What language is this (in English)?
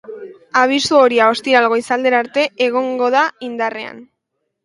Basque